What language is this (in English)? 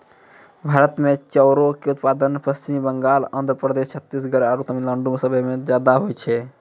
Maithili